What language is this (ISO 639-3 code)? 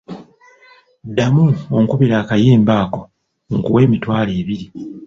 lug